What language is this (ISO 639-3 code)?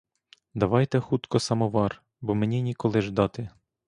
ukr